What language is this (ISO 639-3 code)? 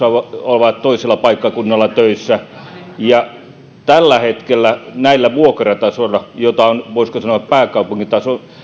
fin